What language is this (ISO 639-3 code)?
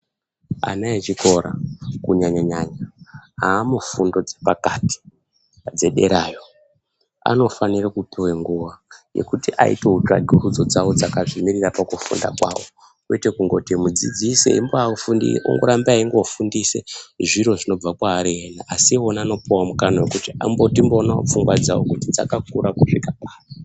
ndc